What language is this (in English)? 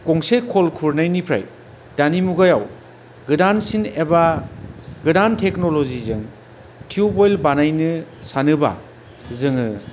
Bodo